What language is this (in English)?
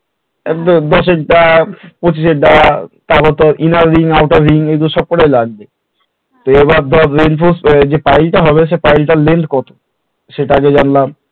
Bangla